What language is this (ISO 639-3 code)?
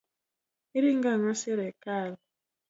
luo